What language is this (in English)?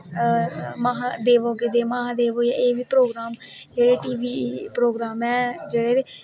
Dogri